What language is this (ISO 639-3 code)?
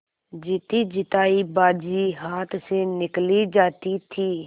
hin